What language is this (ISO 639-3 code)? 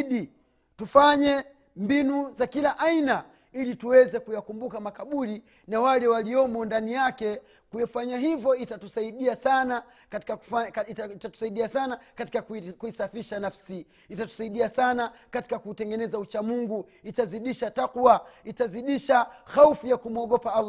swa